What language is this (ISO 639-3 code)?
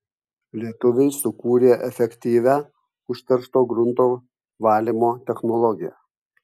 lit